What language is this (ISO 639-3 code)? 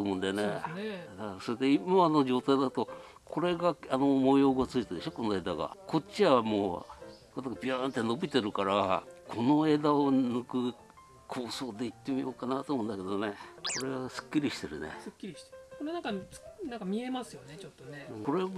jpn